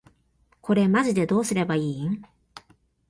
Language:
Japanese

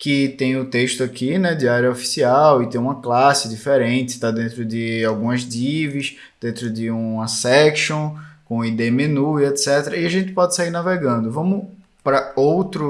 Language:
Portuguese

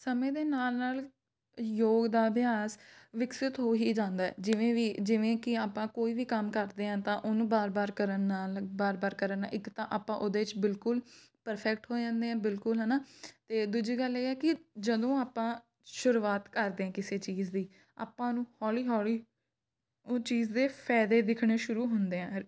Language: Punjabi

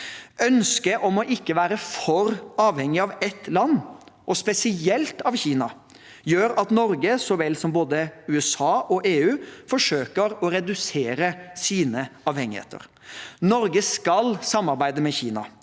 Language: Norwegian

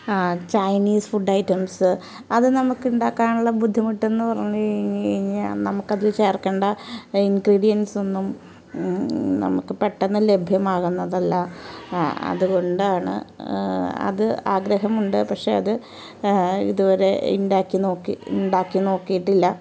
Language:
Malayalam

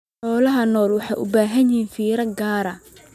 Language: Somali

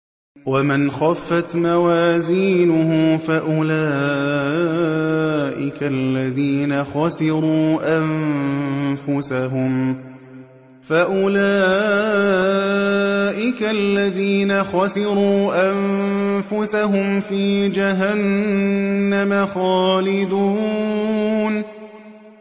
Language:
Arabic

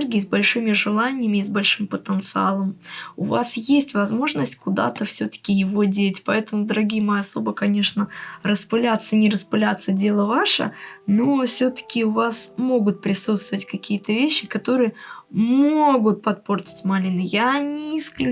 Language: Russian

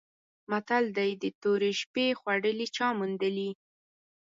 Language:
Pashto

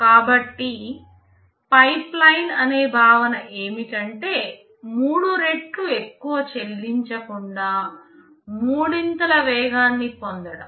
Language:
Telugu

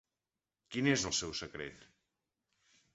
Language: Catalan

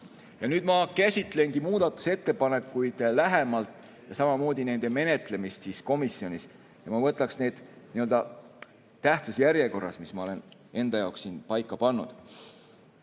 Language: Estonian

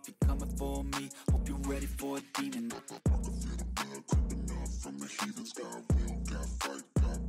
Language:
Polish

